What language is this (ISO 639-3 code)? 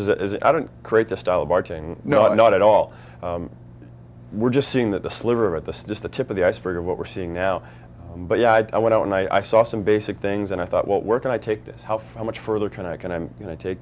eng